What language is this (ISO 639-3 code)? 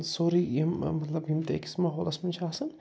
kas